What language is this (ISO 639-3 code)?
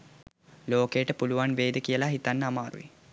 sin